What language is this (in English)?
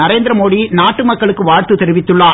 Tamil